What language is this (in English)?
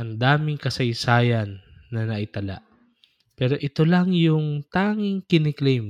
Filipino